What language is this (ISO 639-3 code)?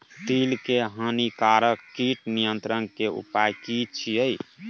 mai